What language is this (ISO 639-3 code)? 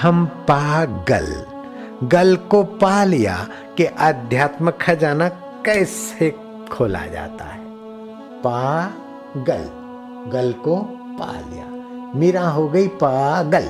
hin